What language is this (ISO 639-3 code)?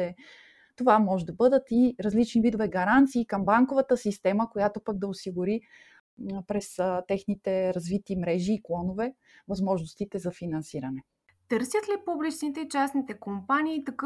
bul